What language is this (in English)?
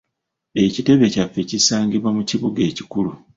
Ganda